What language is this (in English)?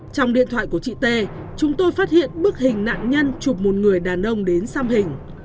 Vietnamese